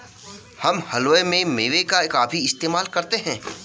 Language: Hindi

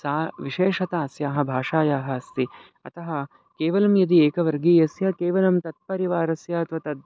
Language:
Sanskrit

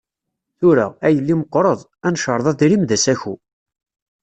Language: Kabyle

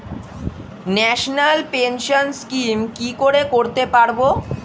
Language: Bangla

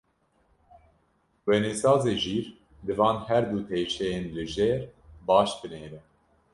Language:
Kurdish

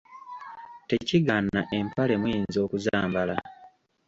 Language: Ganda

